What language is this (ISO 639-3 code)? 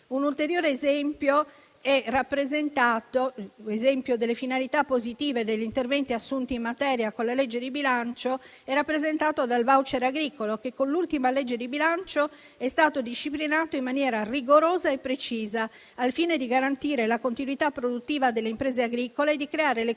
ita